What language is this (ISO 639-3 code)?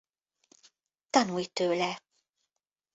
hun